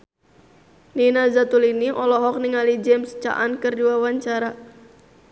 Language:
Sundanese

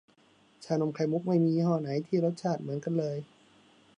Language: Thai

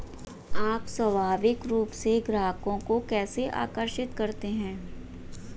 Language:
Hindi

